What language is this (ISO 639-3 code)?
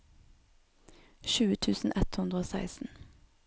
nor